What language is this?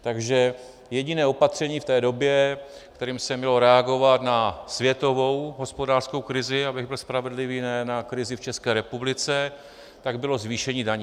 Czech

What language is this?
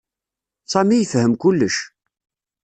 Kabyle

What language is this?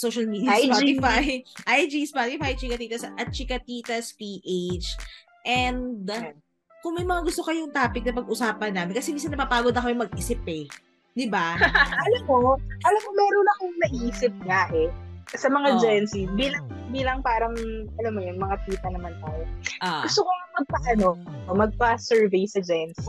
Filipino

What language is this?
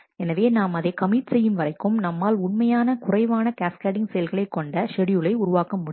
Tamil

